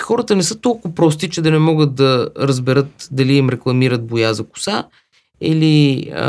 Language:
Bulgarian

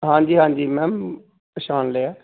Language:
Punjabi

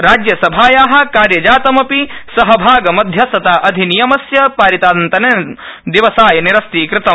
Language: Sanskrit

